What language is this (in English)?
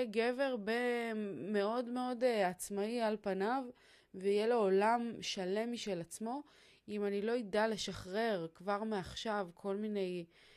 Hebrew